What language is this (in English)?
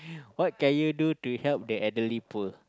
English